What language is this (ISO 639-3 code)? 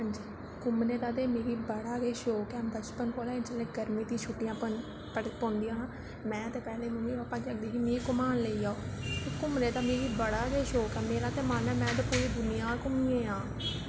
doi